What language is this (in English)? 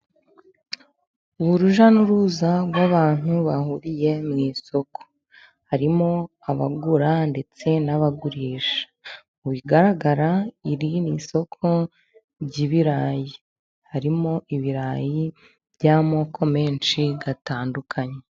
Kinyarwanda